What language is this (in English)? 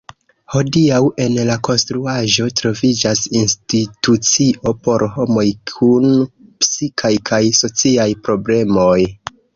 Esperanto